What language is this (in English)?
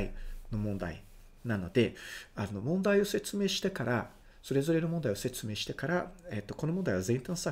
Japanese